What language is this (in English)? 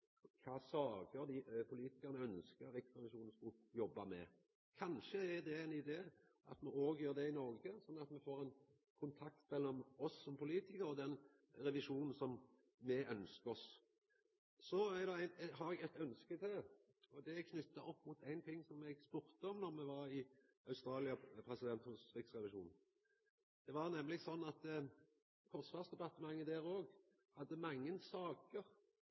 Norwegian Nynorsk